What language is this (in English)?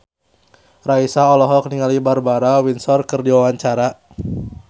Sundanese